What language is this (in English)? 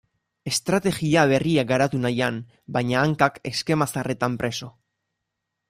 Basque